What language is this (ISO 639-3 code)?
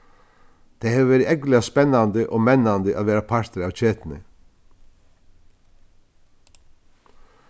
fao